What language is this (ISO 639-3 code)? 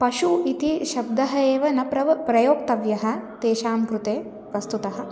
san